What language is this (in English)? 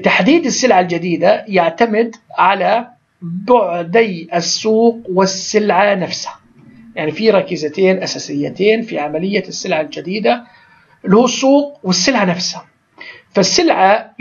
Arabic